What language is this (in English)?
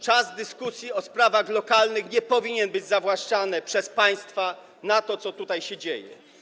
Polish